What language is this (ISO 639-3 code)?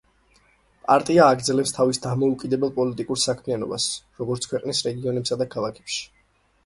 kat